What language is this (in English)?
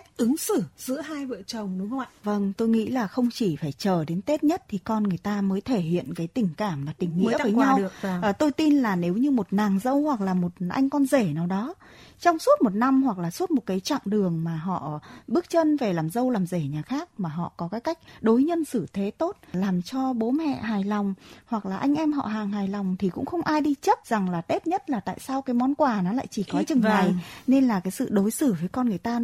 Vietnamese